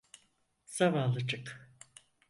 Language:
Turkish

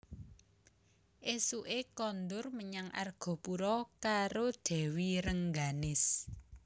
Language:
Javanese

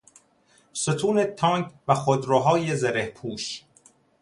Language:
Persian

